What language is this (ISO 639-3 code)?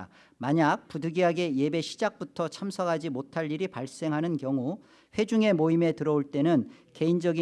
kor